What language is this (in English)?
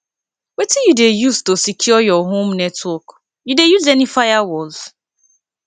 Nigerian Pidgin